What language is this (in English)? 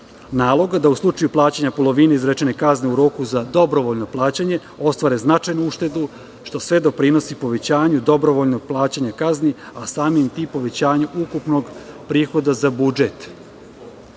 Serbian